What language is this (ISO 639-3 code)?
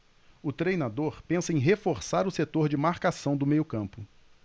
por